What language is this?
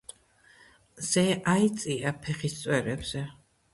Georgian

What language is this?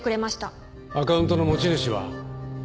Japanese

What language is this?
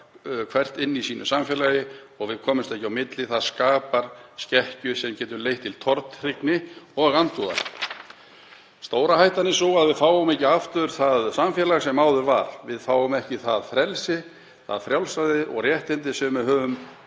Icelandic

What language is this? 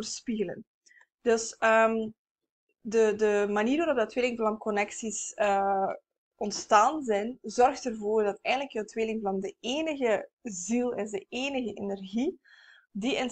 Dutch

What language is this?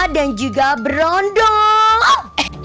Indonesian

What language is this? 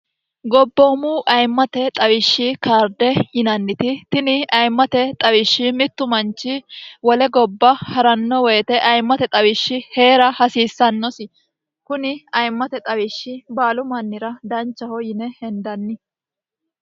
Sidamo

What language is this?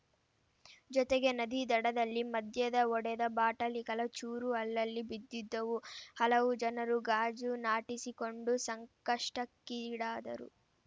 Kannada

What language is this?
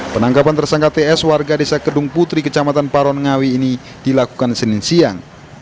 Indonesian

